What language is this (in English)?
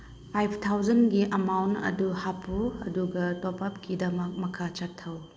Manipuri